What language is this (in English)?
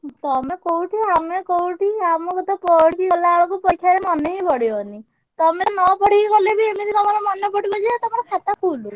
Odia